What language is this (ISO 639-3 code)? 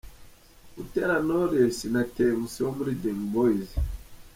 kin